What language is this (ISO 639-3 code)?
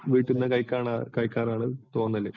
mal